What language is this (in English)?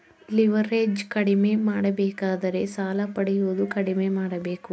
Kannada